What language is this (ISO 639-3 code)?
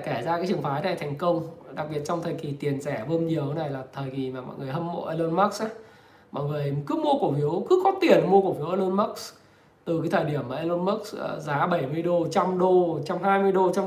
vie